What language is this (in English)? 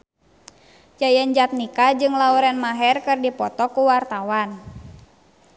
Sundanese